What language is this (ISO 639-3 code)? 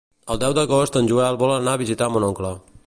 cat